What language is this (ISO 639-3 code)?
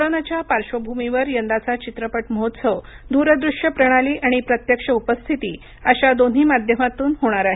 mar